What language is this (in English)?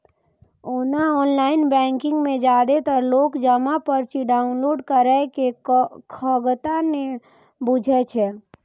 Maithili